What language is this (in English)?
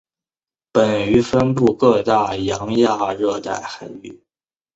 Chinese